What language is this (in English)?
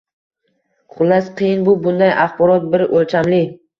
Uzbek